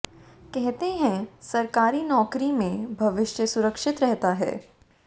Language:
Hindi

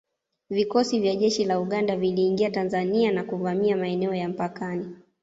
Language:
Swahili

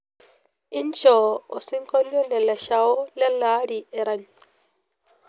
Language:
Masai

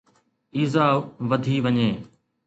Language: Sindhi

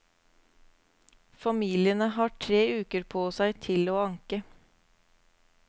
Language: Norwegian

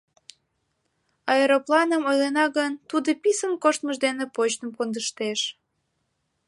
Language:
Mari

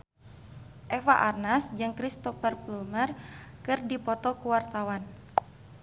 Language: Sundanese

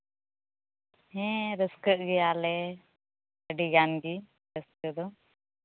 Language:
Santali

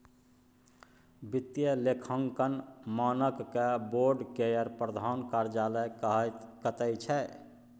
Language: Maithili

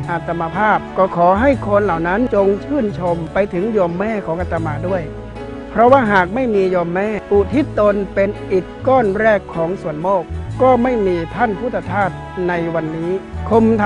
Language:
Thai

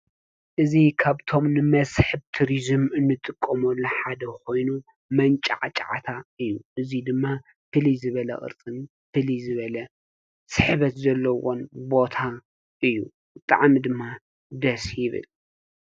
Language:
Tigrinya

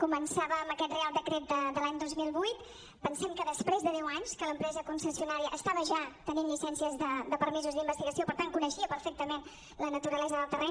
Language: Catalan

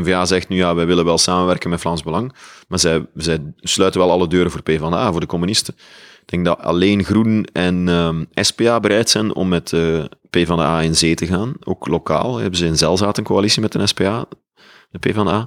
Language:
Dutch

